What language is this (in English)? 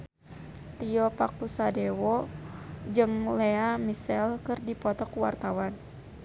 Sundanese